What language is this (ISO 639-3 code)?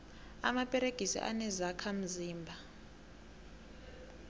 nbl